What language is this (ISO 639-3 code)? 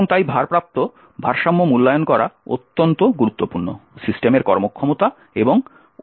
ben